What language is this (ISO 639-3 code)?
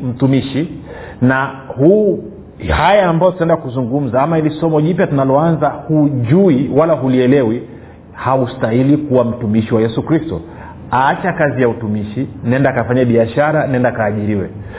swa